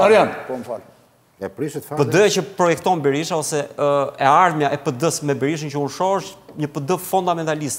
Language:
Romanian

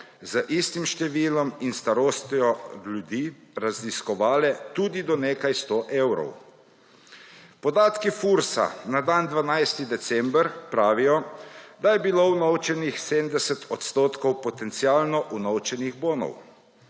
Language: Slovenian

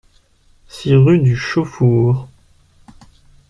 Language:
French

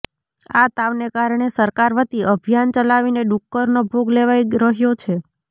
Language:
Gujarati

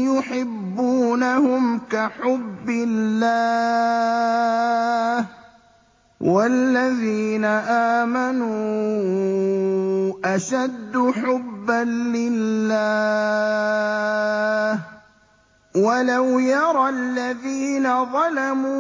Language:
Arabic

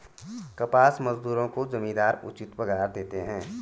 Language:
Hindi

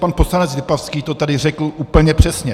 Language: Czech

